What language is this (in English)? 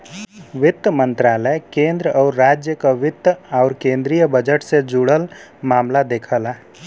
Bhojpuri